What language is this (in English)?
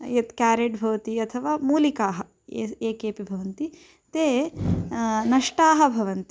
Sanskrit